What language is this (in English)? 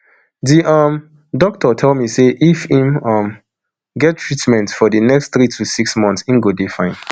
Nigerian Pidgin